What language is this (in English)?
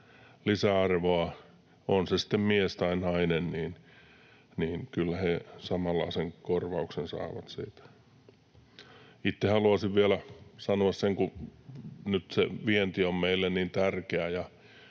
Finnish